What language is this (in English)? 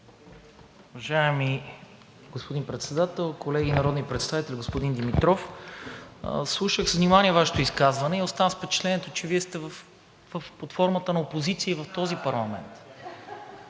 Bulgarian